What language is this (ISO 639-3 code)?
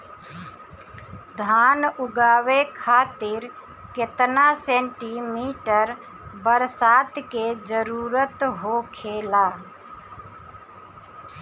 bho